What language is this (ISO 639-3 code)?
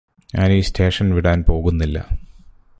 mal